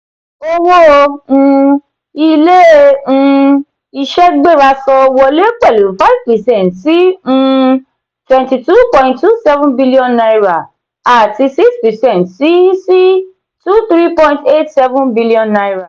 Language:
Yoruba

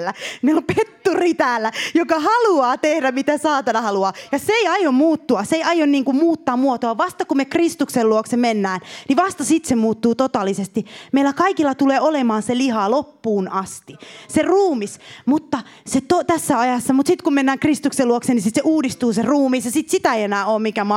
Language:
Finnish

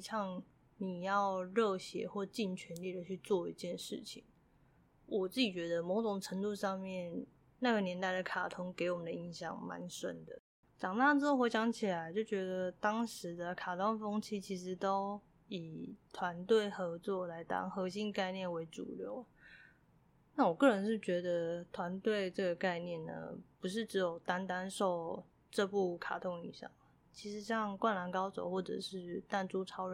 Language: Chinese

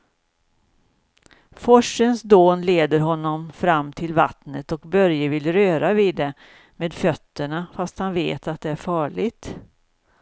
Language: Swedish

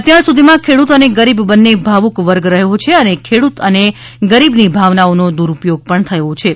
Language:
Gujarati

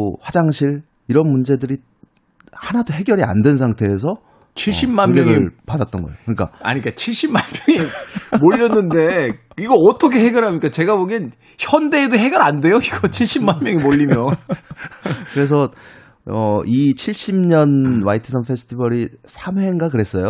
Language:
Korean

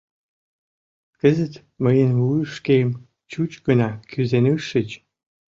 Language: Mari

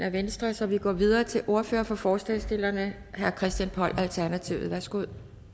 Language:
Danish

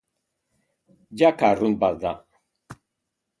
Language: Basque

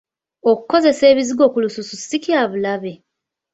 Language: Ganda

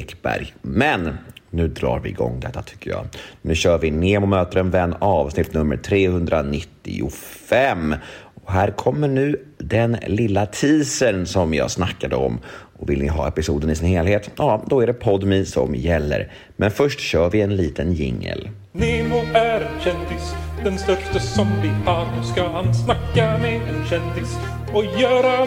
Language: Swedish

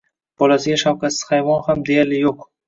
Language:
Uzbek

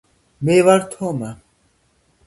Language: Georgian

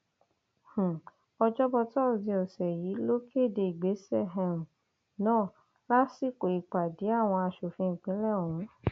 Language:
Yoruba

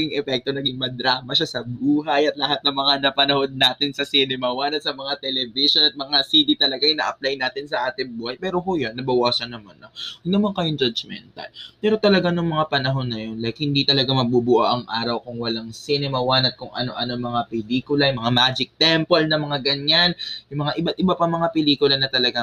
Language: Filipino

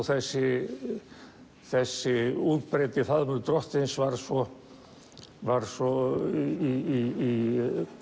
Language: Icelandic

